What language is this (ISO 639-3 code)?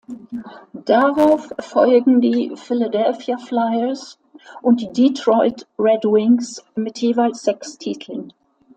deu